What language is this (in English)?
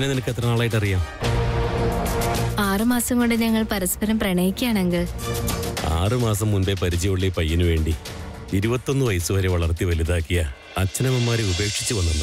Arabic